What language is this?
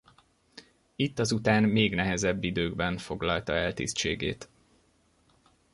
Hungarian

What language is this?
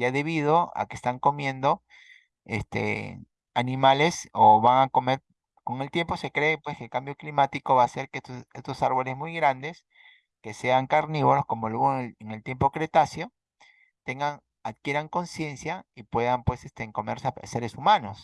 Spanish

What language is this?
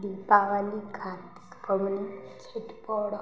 Maithili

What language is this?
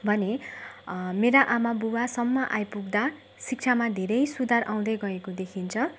Nepali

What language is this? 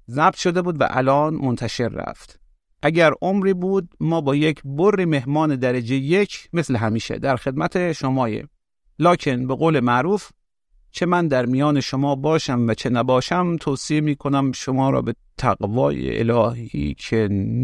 Persian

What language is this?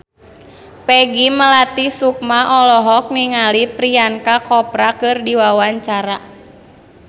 Sundanese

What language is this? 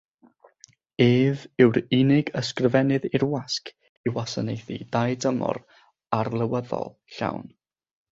Welsh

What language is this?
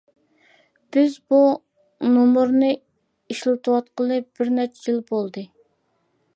Uyghur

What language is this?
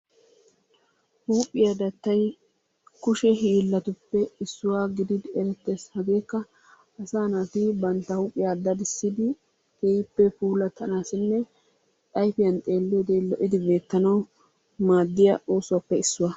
Wolaytta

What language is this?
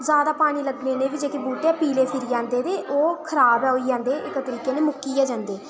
Dogri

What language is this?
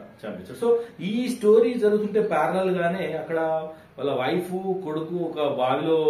Telugu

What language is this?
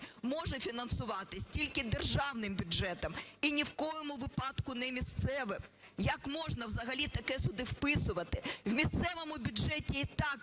Ukrainian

